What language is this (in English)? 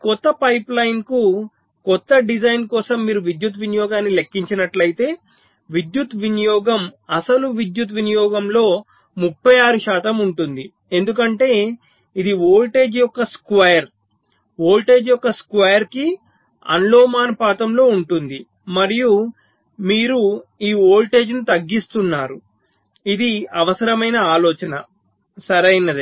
Telugu